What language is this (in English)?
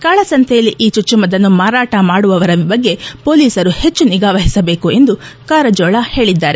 Kannada